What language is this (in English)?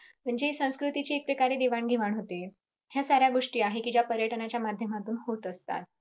Marathi